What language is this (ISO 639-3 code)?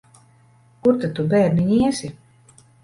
lav